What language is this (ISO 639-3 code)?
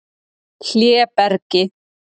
isl